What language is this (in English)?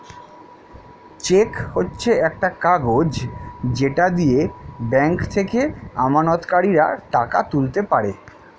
Bangla